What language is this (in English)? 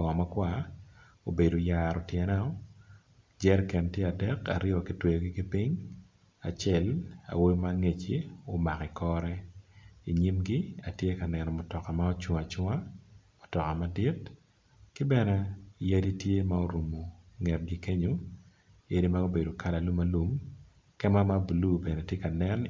Acoli